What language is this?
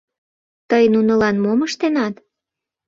Mari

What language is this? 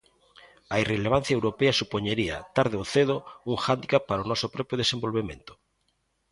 Galician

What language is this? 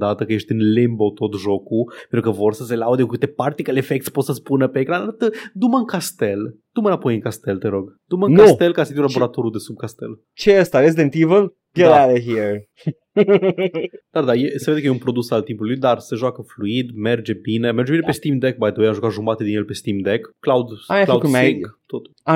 Romanian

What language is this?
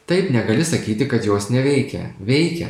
Lithuanian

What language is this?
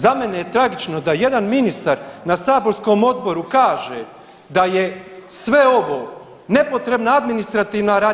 Croatian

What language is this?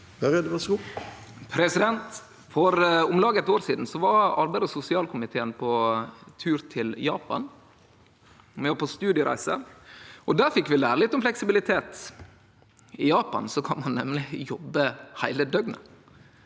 Norwegian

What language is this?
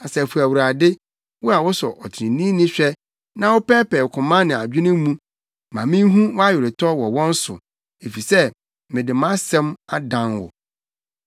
Akan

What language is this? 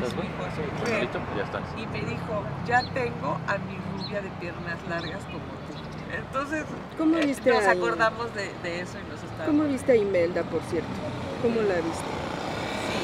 Spanish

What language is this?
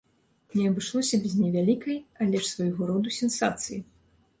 Belarusian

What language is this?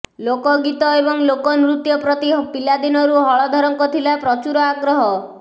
Odia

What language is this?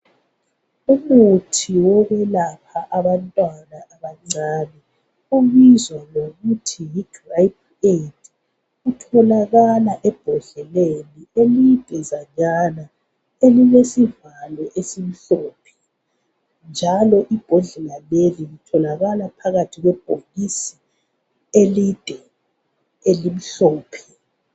North Ndebele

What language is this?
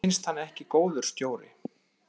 Icelandic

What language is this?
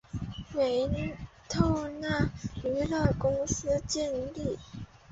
Chinese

